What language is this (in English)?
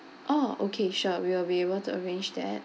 English